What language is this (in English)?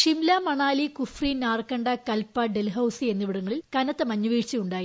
Malayalam